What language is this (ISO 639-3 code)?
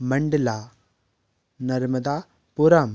hin